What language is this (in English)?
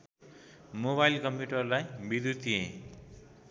Nepali